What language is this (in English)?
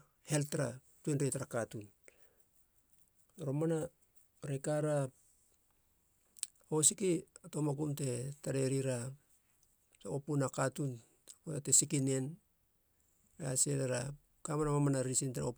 Halia